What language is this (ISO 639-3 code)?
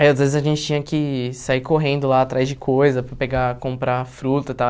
por